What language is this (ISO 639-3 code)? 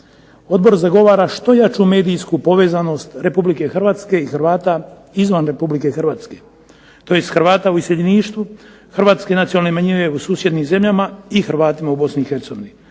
hrv